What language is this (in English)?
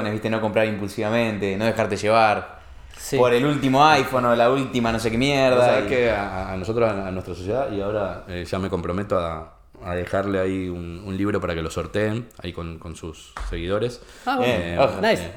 Spanish